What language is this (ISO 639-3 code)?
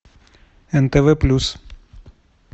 rus